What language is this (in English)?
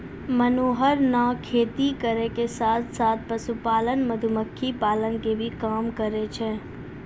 Maithili